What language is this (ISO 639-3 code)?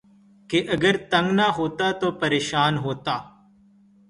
urd